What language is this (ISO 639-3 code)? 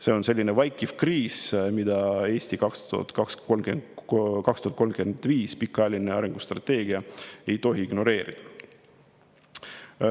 est